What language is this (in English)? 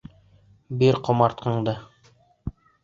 Bashkir